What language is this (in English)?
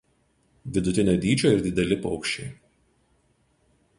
Lithuanian